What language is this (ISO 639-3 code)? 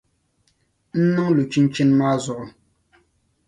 dag